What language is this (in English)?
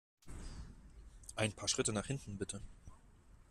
German